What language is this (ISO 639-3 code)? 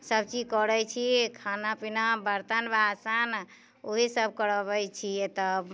mai